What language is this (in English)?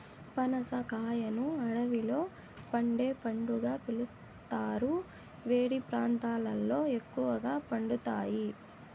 Telugu